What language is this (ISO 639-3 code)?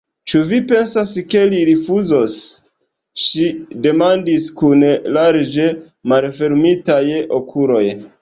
epo